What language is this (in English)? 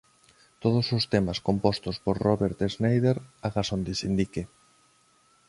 Galician